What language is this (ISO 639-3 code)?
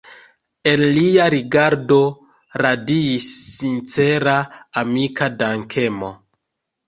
epo